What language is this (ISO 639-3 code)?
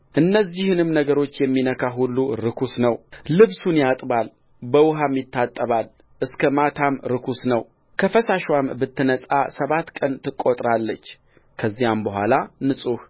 amh